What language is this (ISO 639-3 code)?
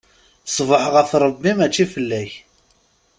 kab